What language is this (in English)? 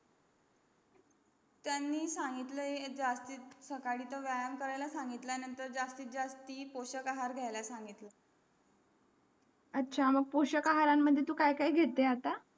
Marathi